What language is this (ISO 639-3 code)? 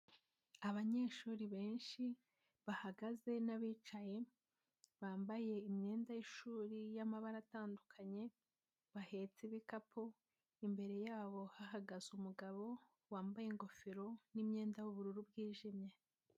kin